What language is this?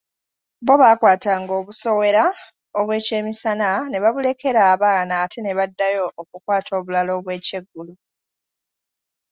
Ganda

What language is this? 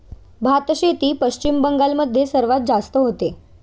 Marathi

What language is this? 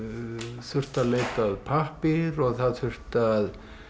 Icelandic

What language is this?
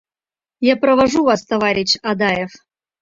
Mari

